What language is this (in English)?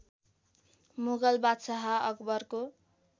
Nepali